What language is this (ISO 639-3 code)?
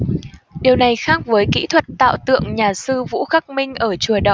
vie